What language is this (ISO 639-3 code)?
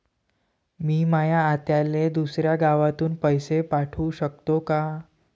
mar